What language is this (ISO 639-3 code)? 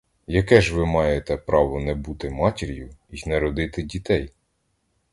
ukr